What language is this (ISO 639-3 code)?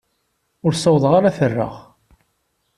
kab